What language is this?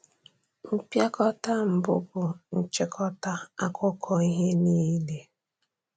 Igbo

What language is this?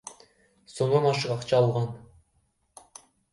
Kyrgyz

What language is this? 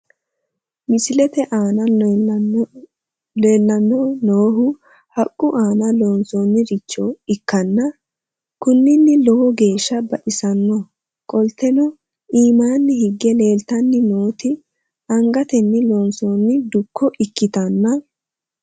Sidamo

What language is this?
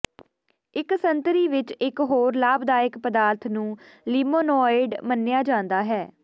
Punjabi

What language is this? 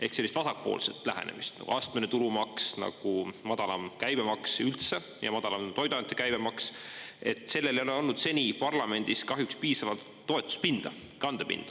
Estonian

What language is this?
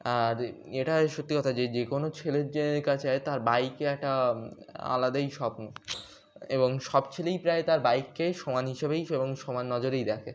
Bangla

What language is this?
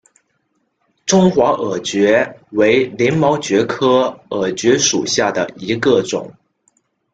Chinese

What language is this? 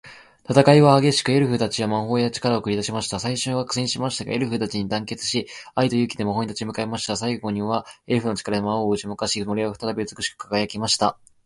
Japanese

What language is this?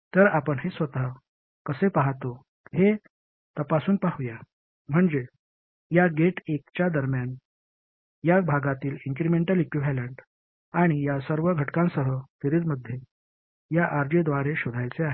Marathi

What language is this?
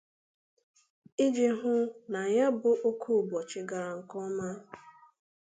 Igbo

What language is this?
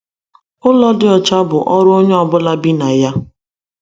Igbo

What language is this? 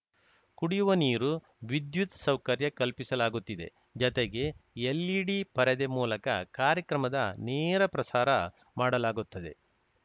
Kannada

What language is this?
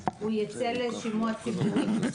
Hebrew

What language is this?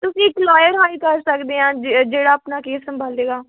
Punjabi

